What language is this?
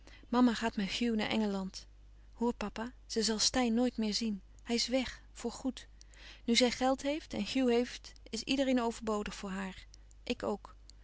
Dutch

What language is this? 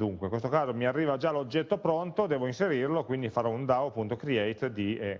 Italian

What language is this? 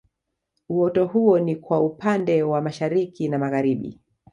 Swahili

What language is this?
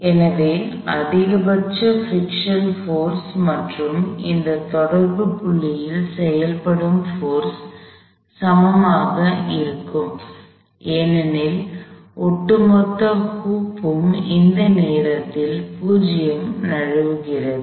Tamil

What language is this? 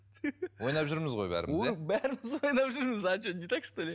Kazakh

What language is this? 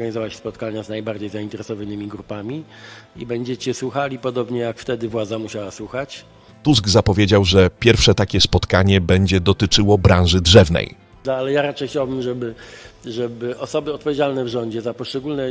Polish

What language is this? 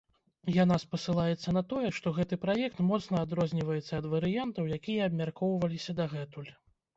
Belarusian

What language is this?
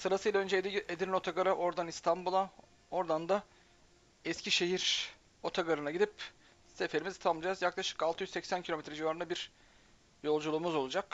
Turkish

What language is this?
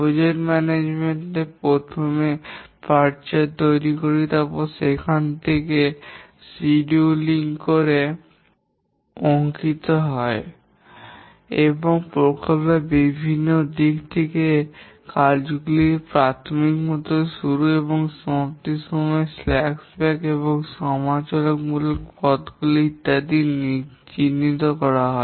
Bangla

